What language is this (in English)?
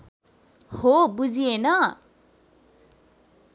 Nepali